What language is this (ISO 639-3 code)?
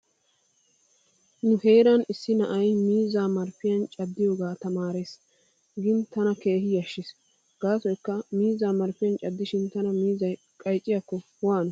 wal